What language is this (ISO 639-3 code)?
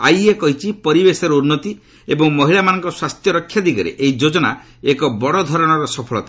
ori